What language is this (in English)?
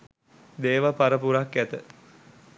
Sinhala